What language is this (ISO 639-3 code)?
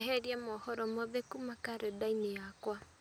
kik